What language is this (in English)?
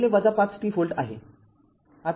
Marathi